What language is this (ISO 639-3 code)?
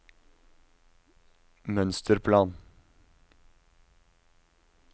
nor